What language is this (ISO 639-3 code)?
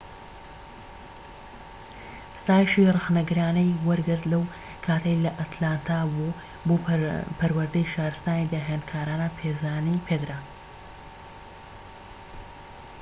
ckb